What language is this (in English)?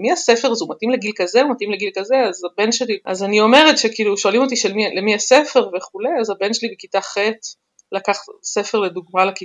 Hebrew